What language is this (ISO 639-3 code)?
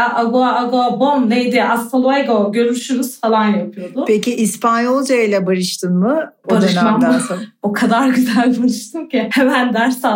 tur